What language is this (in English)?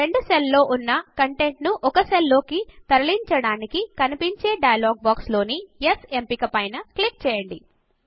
Telugu